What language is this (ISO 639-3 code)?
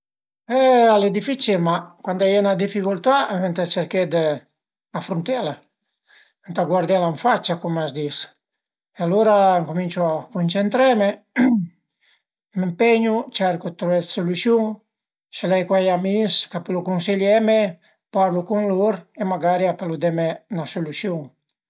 pms